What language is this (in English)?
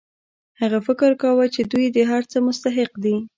Pashto